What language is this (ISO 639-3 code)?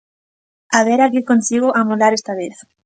glg